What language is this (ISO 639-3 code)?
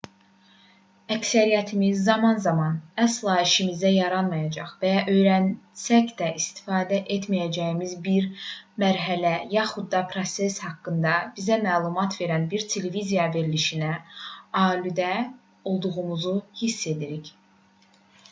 aze